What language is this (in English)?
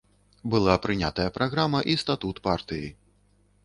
Belarusian